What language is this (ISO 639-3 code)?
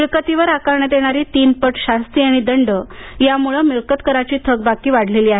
mar